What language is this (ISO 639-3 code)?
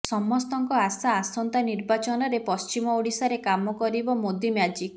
ori